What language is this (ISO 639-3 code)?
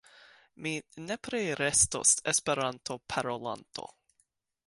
epo